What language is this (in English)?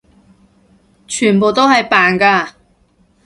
Cantonese